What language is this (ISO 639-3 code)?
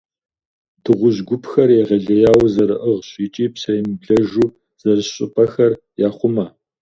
kbd